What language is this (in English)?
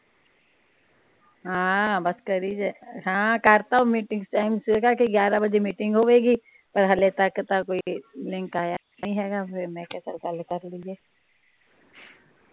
Punjabi